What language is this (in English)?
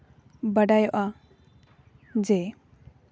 Santali